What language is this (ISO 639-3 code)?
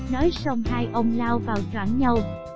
vie